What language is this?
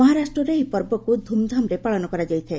Odia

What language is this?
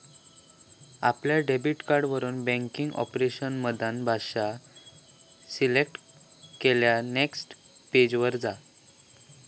Marathi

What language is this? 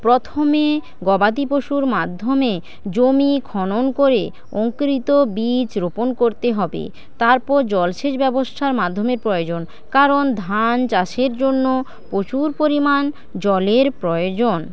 Bangla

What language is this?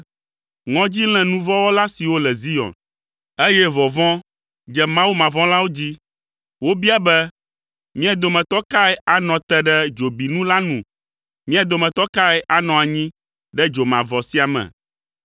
Ewe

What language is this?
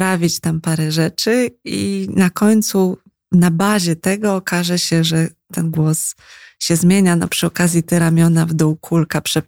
Polish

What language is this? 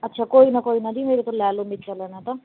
Punjabi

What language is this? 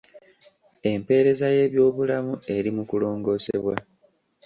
Ganda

